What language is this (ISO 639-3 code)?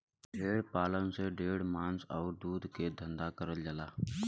bho